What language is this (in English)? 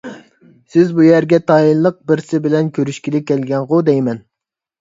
Uyghur